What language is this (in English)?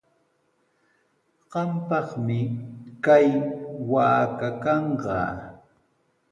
Sihuas Ancash Quechua